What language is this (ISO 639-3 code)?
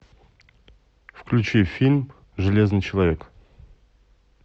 rus